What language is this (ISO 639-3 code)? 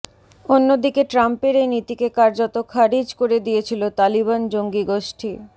ben